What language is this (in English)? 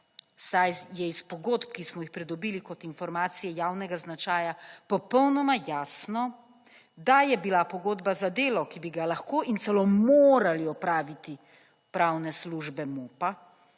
Slovenian